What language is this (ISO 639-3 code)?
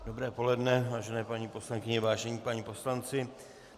ces